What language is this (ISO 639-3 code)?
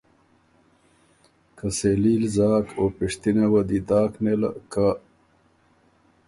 oru